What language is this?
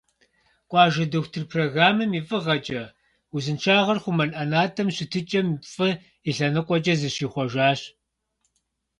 Kabardian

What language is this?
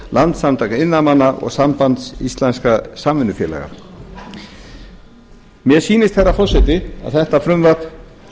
Icelandic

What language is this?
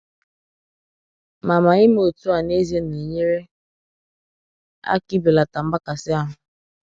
Igbo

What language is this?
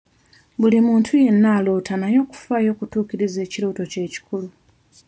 Ganda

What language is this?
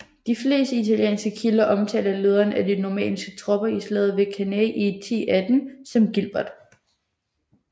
Danish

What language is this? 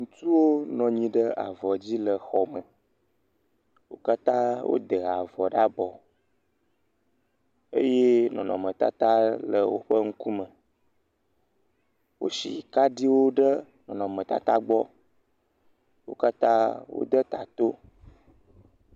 Ewe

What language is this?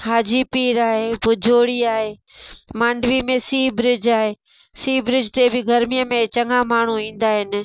Sindhi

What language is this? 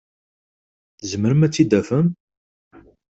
Kabyle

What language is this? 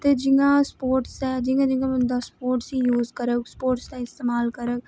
Dogri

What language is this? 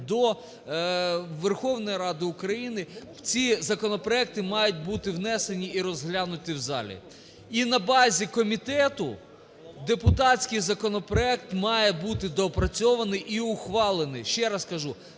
Ukrainian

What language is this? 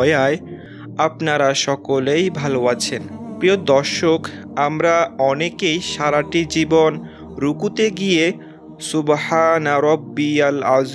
Arabic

